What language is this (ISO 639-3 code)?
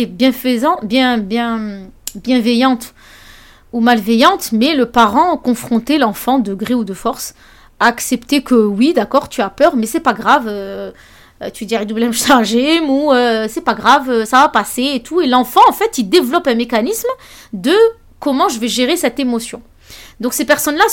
fra